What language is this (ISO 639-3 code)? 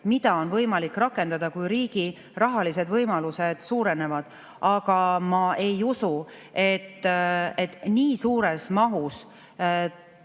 est